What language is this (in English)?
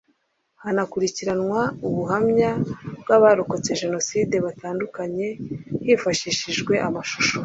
Kinyarwanda